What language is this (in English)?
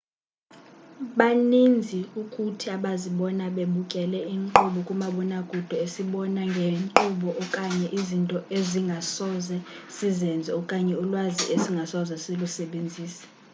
Xhosa